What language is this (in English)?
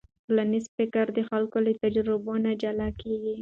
Pashto